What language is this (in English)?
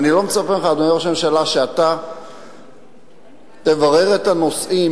Hebrew